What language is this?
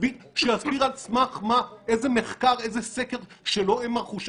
Hebrew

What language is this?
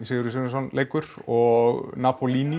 Icelandic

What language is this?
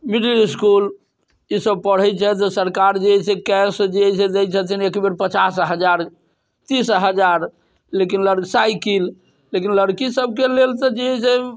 Maithili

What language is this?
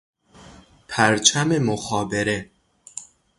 Persian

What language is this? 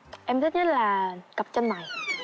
Vietnamese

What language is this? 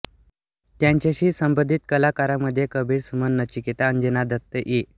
Marathi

